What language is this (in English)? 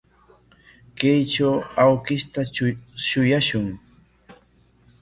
Corongo Ancash Quechua